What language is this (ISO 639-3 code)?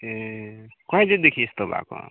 nep